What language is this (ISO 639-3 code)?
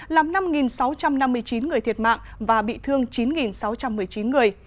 vie